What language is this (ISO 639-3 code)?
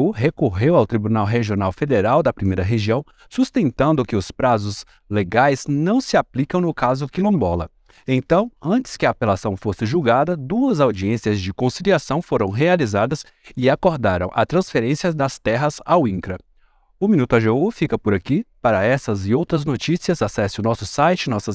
por